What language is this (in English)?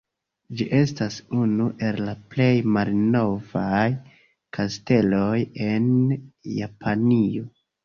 Esperanto